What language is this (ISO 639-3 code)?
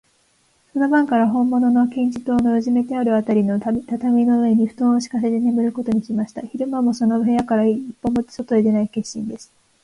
jpn